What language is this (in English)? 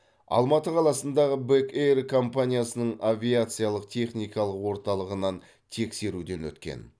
Kazakh